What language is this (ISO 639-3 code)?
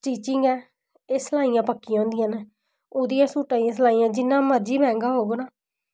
doi